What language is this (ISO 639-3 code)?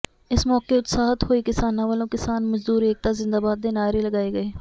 pan